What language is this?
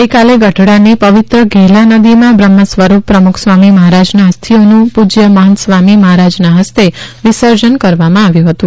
Gujarati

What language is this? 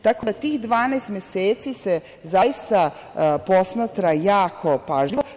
Serbian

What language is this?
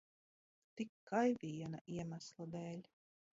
Latvian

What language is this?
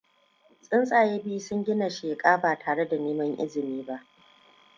Hausa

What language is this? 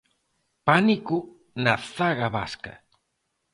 Galician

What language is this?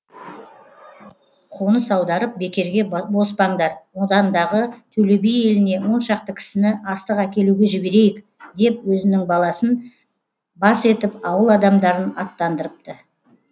Kazakh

